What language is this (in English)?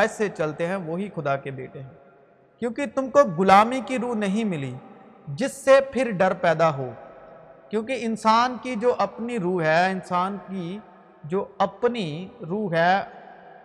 Urdu